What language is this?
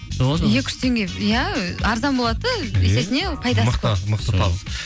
Kazakh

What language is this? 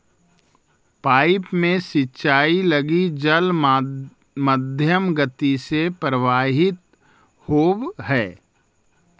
Magahi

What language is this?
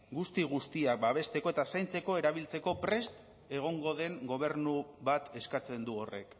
Basque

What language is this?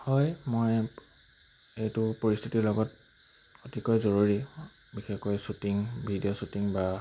Assamese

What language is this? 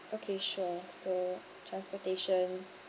English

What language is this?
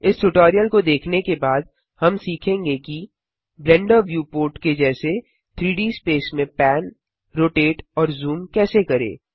Hindi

